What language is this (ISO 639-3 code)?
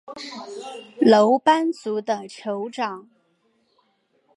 zho